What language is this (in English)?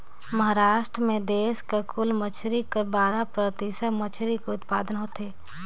Chhattisgarhi